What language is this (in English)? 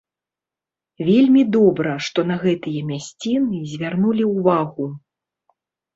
Belarusian